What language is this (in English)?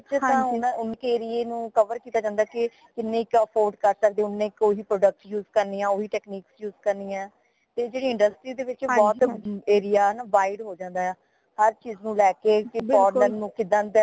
Punjabi